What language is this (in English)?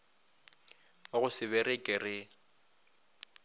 Northern Sotho